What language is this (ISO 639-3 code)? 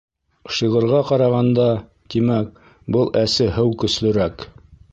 bak